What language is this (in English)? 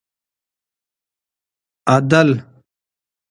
Pashto